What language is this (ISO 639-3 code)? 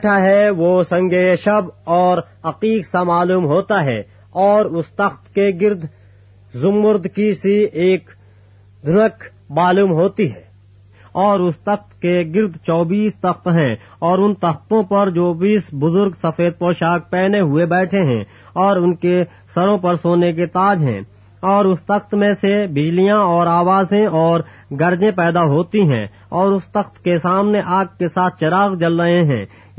urd